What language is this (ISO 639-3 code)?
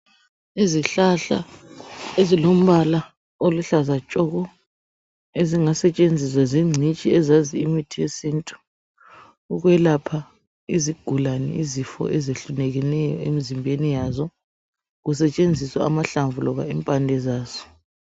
nde